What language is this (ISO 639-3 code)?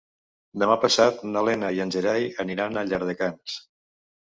cat